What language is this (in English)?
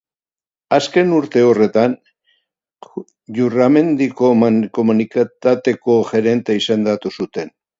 Basque